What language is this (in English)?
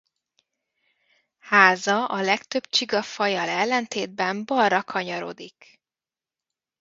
Hungarian